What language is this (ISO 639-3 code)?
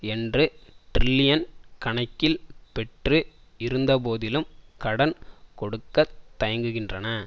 tam